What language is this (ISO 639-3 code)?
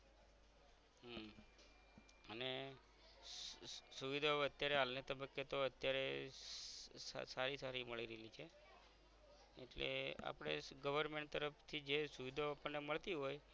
guj